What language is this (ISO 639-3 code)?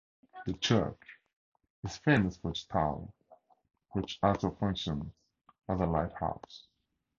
eng